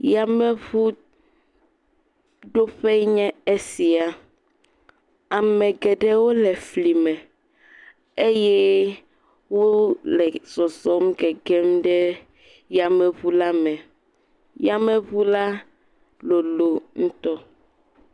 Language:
Ewe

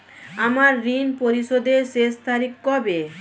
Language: Bangla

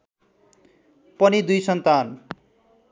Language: Nepali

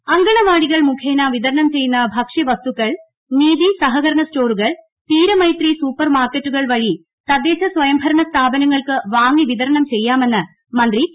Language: Malayalam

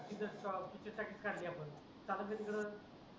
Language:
Marathi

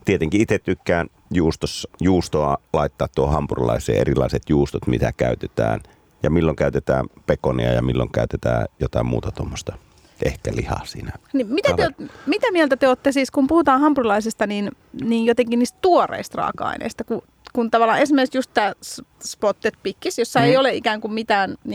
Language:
Finnish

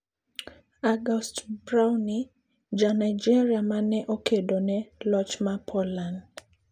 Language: Luo (Kenya and Tanzania)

